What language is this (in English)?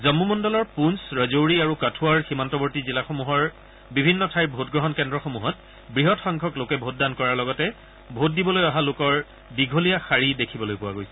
Assamese